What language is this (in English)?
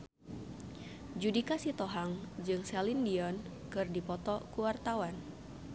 Sundanese